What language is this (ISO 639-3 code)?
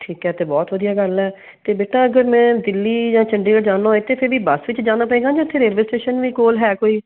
pan